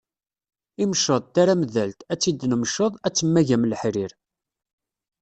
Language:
Kabyle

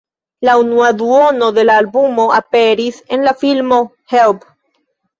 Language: Esperanto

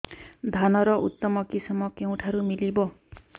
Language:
Odia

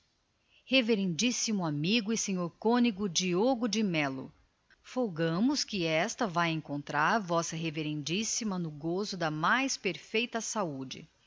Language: Portuguese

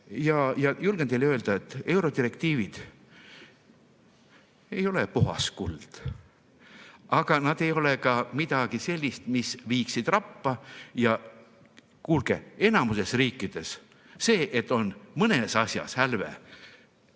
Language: Estonian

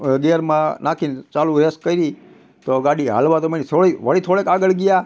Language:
Gujarati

